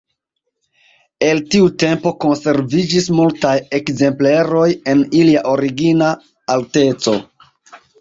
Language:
Esperanto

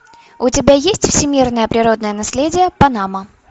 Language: Russian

